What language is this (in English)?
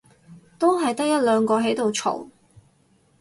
Cantonese